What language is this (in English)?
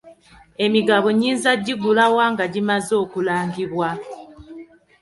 Ganda